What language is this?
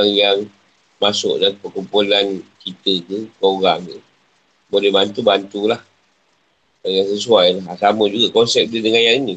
Malay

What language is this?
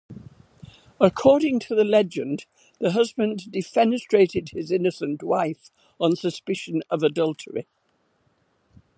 English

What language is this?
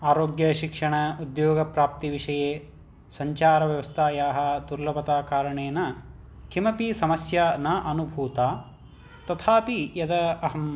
Sanskrit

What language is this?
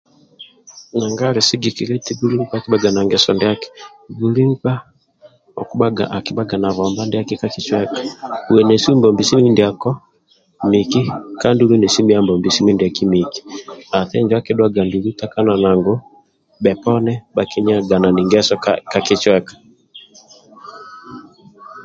Amba (Uganda)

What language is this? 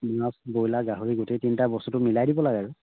Assamese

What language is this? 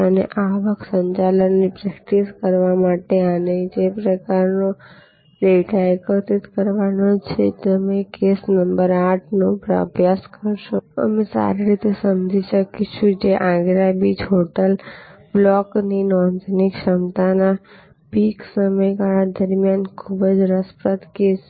Gujarati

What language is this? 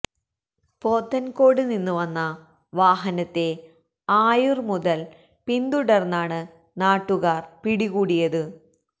Malayalam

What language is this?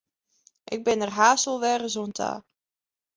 Western Frisian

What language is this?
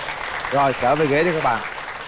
Vietnamese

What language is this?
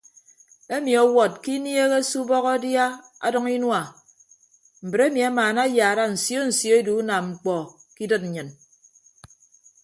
Ibibio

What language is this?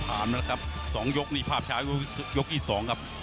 Thai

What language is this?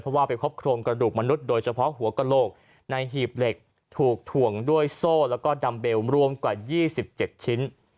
Thai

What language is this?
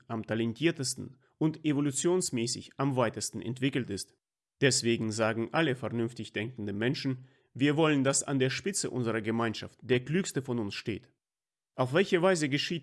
German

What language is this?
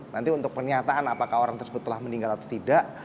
Indonesian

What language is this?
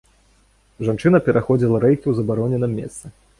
Belarusian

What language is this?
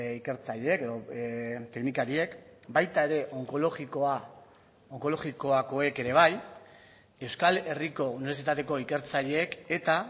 Basque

